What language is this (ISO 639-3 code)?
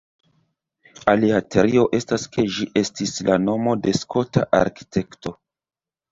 epo